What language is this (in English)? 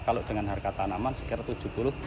Indonesian